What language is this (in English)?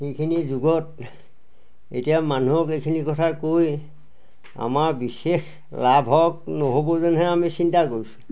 Assamese